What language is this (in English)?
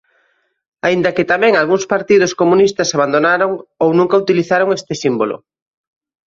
Galician